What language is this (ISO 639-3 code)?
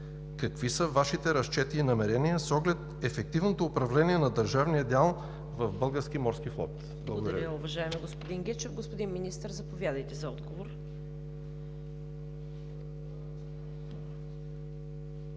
bul